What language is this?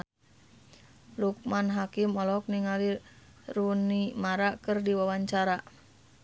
Sundanese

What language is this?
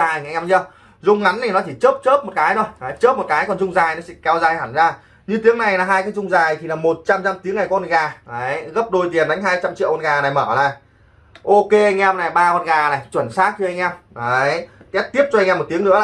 Vietnamese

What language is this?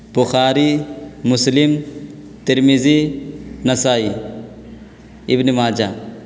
Urdu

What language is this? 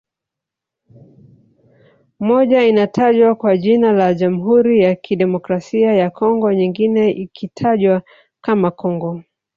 Swahili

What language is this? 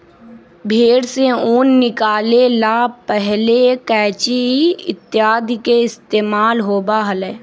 Magahi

